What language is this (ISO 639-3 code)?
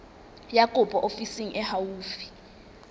sot